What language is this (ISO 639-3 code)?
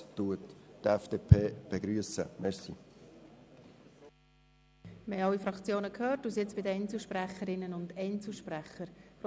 gsw